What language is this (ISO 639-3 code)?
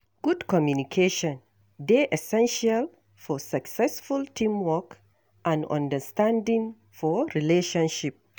pcm